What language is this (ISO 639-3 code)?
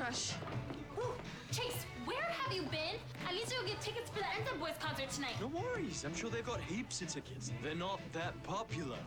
eng